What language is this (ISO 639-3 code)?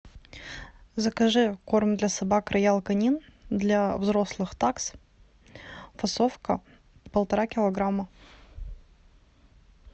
rus